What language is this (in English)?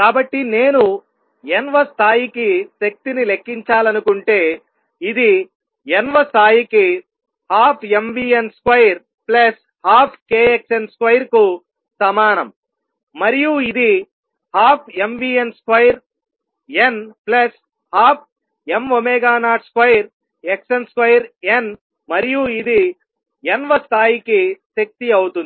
Telugu